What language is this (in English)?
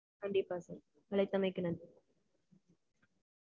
Tamil